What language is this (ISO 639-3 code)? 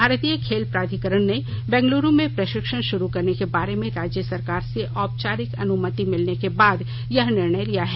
hin